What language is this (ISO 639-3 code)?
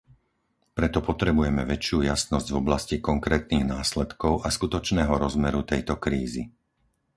slk